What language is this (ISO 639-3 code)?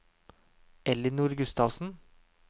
nor